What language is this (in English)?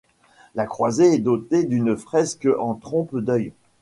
French